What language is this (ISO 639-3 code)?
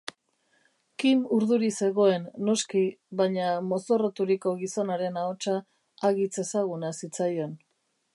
eus